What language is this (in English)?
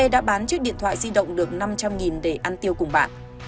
Vietnamese